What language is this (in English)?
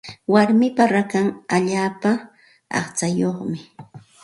Santa Ana de Tusi Pasco Quechua